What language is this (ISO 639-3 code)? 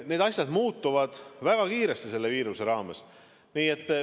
est